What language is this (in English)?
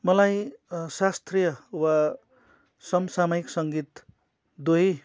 Nepali